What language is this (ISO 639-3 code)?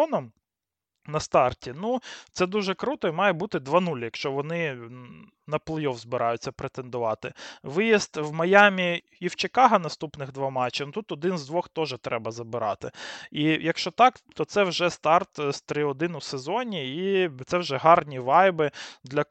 ukr